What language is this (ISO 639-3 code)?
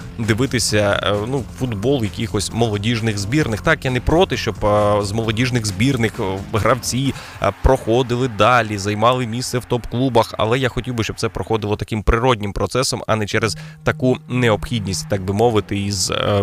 ukr